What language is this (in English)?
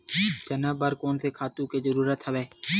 Chhattisgarhi